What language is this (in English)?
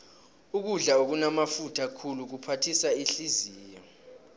South Ndebele